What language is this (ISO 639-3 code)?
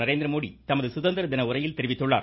tam